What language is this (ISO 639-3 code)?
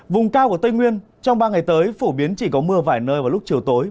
vie